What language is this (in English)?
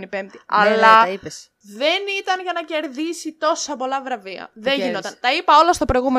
Greek